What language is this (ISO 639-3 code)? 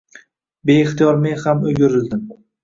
uzb